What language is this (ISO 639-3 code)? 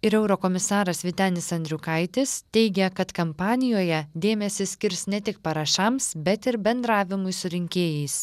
lit